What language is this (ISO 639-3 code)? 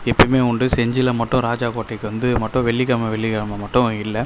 tam